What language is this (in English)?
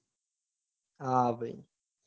Gujarati